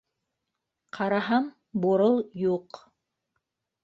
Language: Bashkir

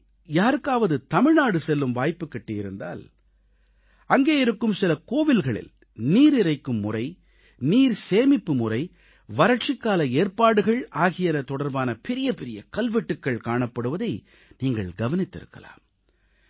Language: Tamil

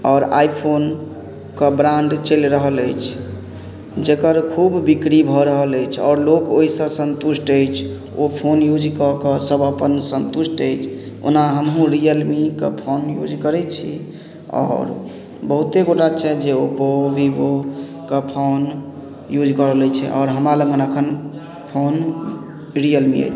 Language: Maithili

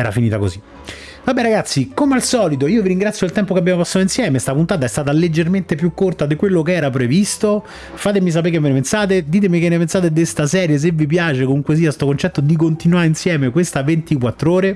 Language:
Italian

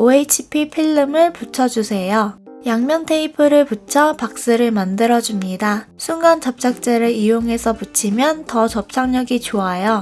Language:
Korean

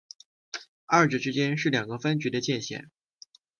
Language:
Chinese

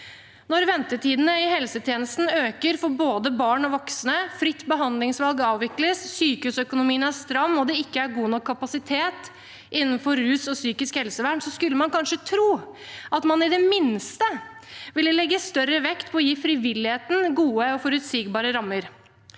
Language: Norwegian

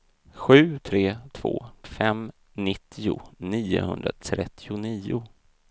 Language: Swedish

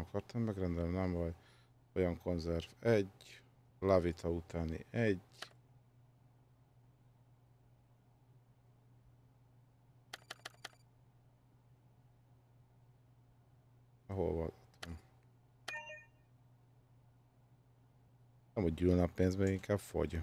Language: Hungarian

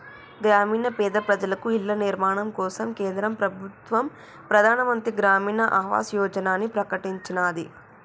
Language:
Telugu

